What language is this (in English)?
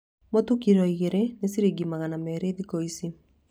Kikuyu